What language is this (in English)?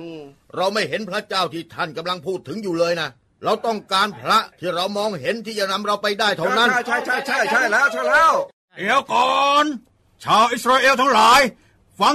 Thai